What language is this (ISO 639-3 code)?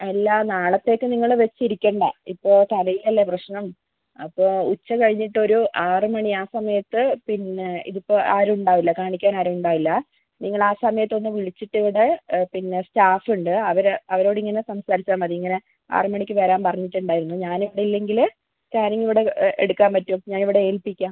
mal